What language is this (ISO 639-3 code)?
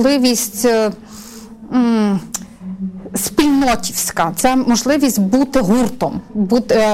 ukr